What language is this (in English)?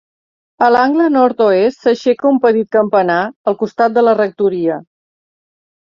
Catalan